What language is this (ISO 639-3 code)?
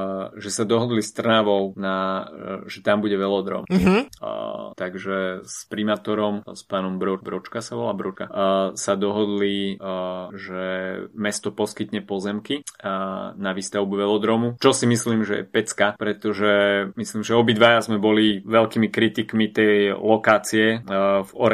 slk